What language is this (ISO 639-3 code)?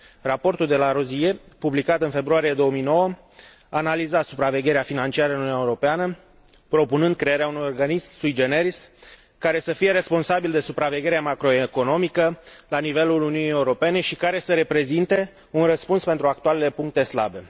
ron